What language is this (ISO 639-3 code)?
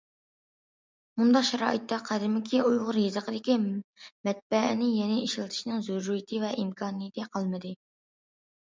uig